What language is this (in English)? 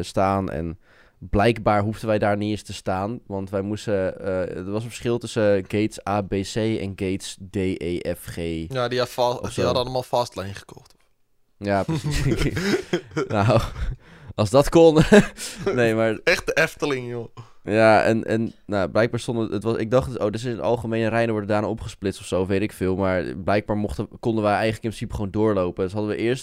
Dutch